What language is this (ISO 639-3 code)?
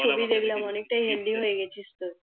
ben